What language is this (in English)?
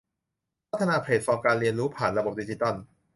Thai